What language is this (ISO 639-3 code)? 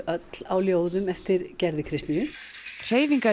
isl